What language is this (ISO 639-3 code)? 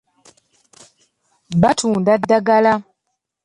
lug